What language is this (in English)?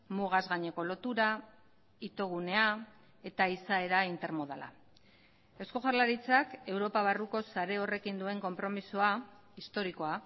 Basque